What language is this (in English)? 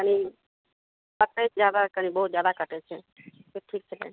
Maithili